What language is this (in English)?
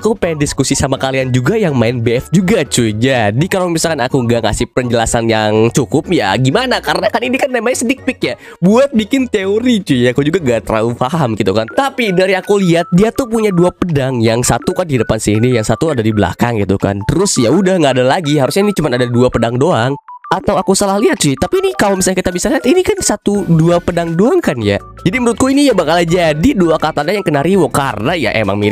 Indonesian